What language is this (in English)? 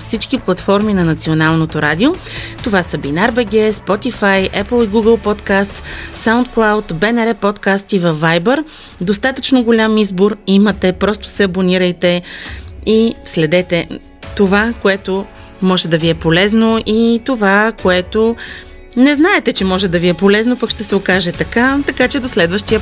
Bulgarian